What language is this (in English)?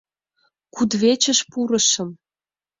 Mari